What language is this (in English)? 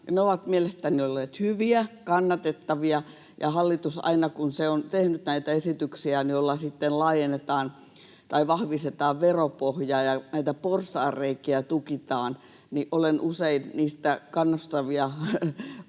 Finnish